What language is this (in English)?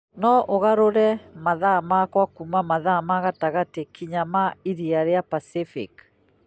Kikuyu